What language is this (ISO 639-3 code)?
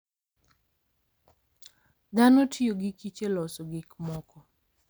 luo